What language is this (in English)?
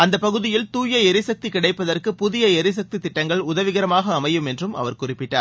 Tamil